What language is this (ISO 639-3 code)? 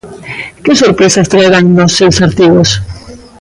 glg